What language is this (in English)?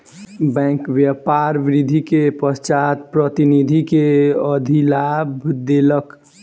Maithili